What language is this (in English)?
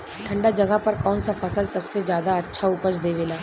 Bhojpuri